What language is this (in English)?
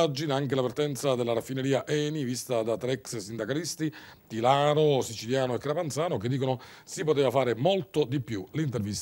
Italian